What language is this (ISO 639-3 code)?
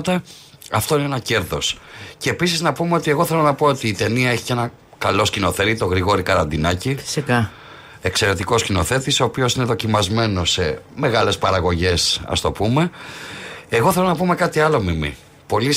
ell